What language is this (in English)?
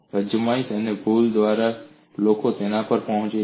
Gujarati